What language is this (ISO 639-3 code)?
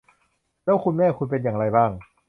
tha